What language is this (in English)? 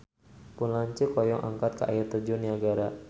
Sundanese